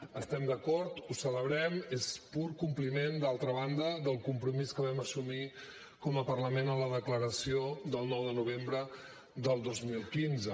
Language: Catalan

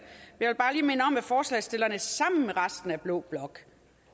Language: Danish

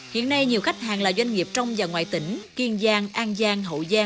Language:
Vietnamese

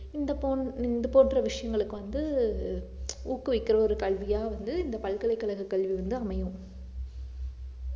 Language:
Tamil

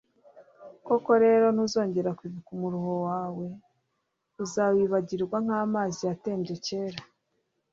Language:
Kinyarwanda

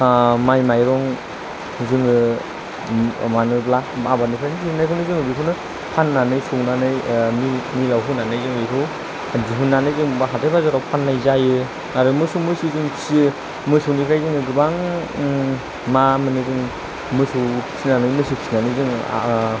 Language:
Bodo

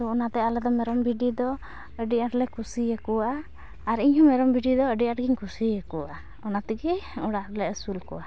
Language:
Santali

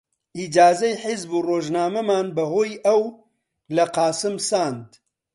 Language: Central Kurdish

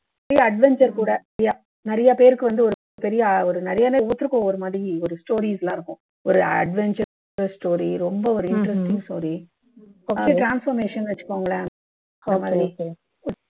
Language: Tamil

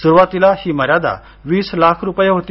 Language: Marathi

